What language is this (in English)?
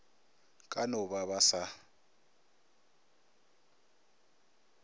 Northern Sotho